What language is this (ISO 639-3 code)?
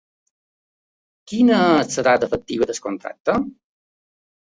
cat